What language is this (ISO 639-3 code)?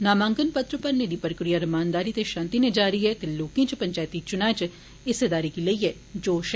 doi